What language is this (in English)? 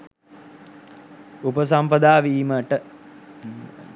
Sinhala